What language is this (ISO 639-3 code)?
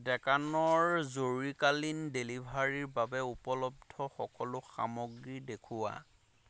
asm